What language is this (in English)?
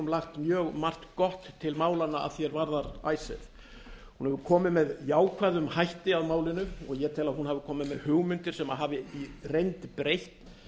Icelandic